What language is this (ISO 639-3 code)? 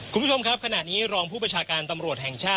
tha